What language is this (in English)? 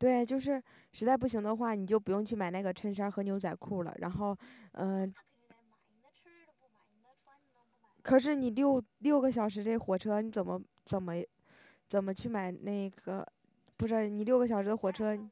Chinese